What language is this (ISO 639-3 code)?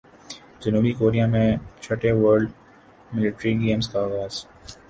urd